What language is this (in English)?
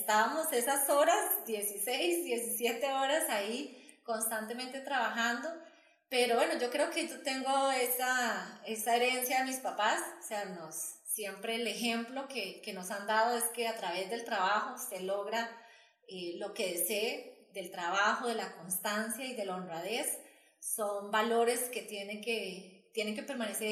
Spanish